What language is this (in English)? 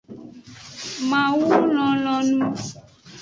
Aja (Benin)